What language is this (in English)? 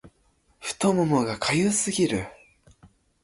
Japanese